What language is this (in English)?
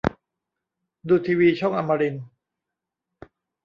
Thai